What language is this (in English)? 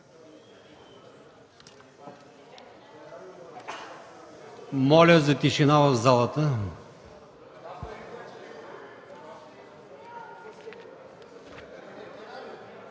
Bulgarian